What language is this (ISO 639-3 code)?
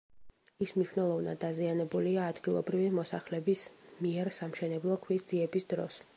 kat